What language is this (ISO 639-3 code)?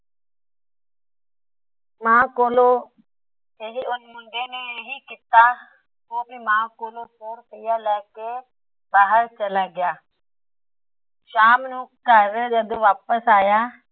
pan